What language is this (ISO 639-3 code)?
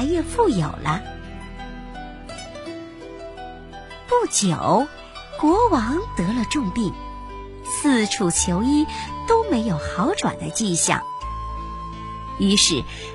zho